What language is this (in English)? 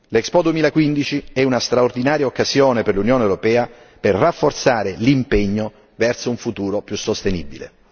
Italian